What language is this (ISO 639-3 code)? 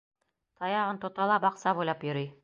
bak